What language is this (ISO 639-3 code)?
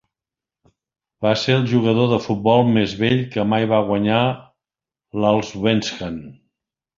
cat